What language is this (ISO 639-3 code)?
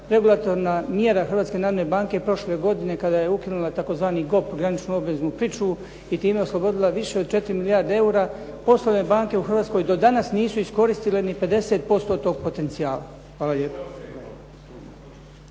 hrv